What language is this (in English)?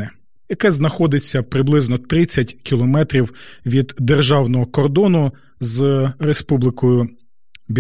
Ukrainian